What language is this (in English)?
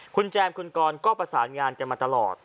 Thai